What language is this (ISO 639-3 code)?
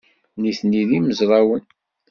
kab